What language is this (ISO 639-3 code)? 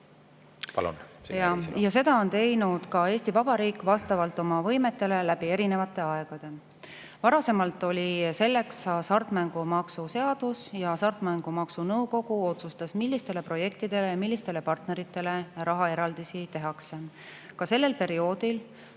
est